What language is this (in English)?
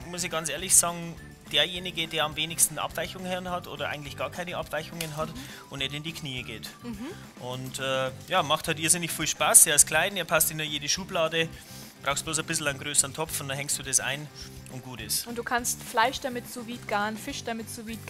German